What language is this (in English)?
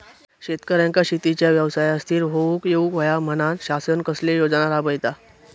Marathi